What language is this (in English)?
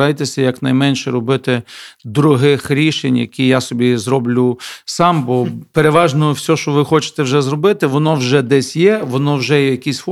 Ukrainian